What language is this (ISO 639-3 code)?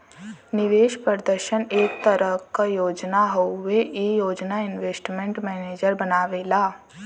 bho